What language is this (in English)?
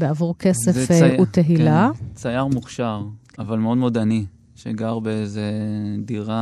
Hebrew